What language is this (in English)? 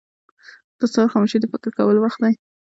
Pashto